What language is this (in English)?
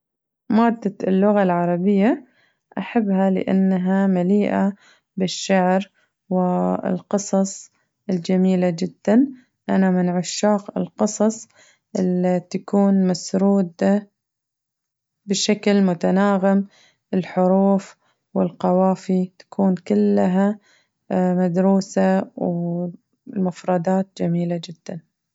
Najdi Arabic